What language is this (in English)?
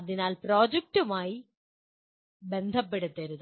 Malayalam